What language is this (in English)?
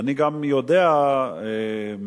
Hebrew